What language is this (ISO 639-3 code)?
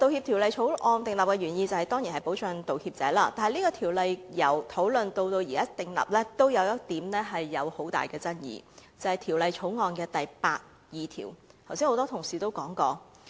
yue